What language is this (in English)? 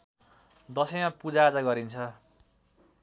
Nepali